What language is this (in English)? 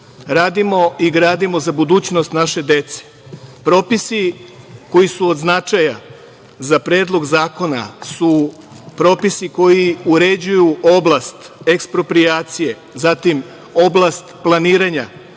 Serbian